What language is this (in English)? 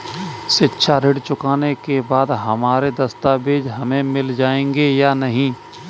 Hindi